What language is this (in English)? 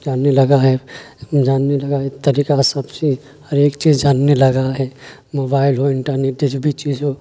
Urdu